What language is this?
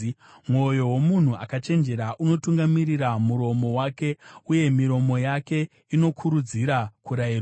Shona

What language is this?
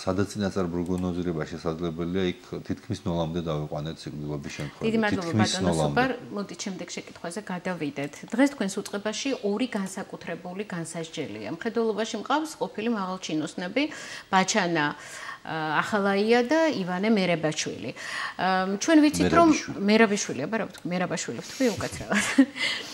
Romanian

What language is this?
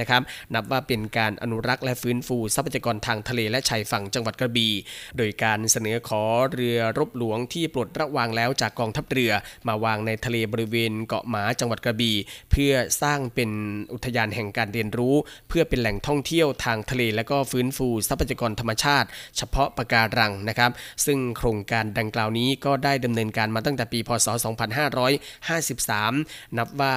Thai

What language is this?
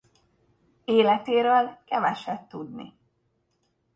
Hungarian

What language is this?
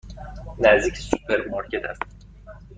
Persian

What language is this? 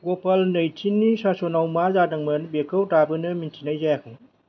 Bodo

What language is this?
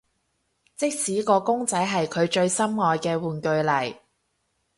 Cantonese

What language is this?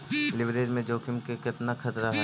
Magahi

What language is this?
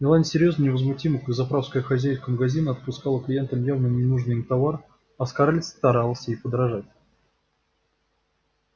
Russian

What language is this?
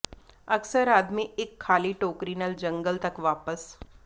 Punjabi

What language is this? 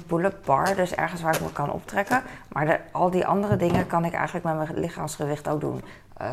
Dutch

